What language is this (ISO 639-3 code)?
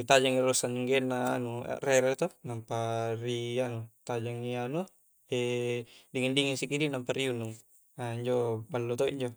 kjc